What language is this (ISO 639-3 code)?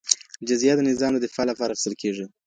pus